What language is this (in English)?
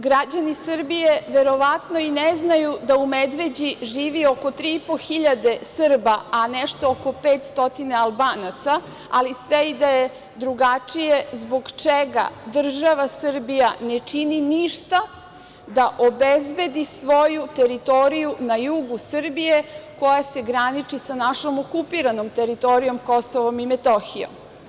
Serbian